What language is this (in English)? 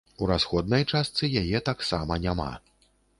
Belarusian